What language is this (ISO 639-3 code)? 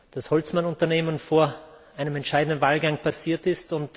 deu